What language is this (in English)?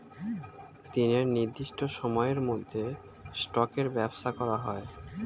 Bangla